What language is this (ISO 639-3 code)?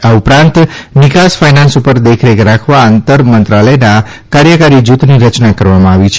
guj